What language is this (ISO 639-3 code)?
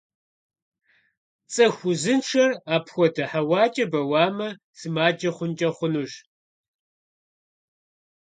kbd